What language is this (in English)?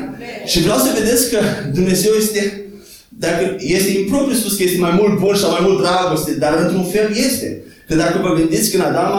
Romanian